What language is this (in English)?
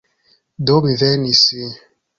Esperanto